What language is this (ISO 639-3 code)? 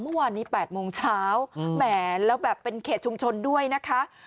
tha